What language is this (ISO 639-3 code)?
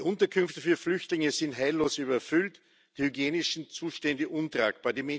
deu